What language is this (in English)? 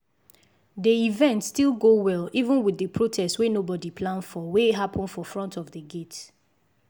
Nigerian Pidgin